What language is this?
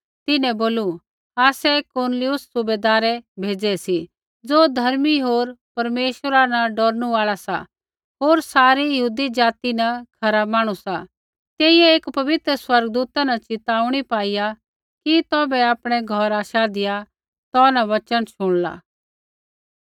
Kullu Pahari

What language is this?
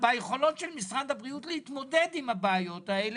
Hebrew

